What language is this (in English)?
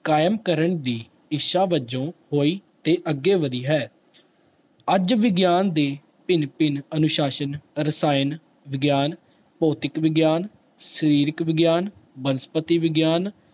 Punjabi